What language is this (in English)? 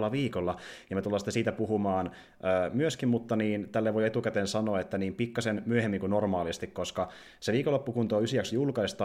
Finnish